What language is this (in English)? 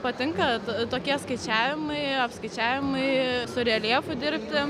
Lithuanian